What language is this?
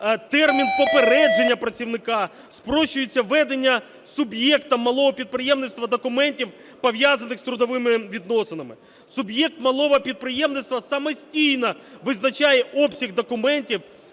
Ukrainian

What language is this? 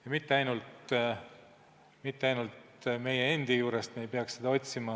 Estonian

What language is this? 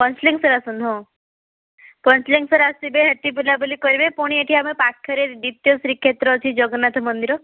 Odia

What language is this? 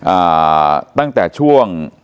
Thai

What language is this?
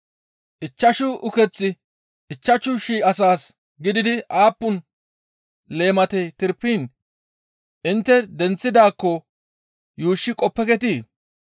Gamo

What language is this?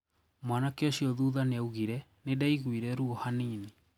Kikuyu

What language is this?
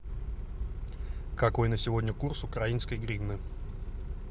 Russian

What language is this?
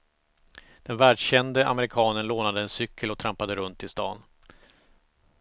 Swedish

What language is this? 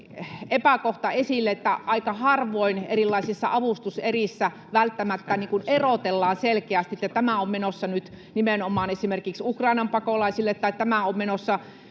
Finnish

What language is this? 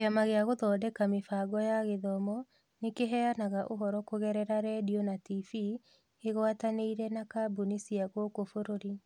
Kikuyu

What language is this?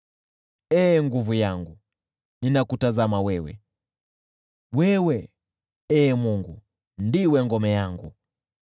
Swahili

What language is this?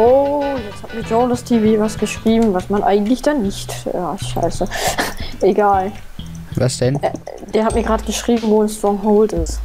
German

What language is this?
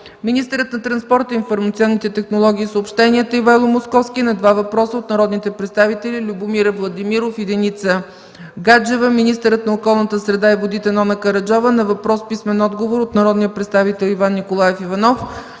Bulgarian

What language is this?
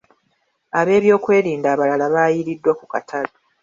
Ganda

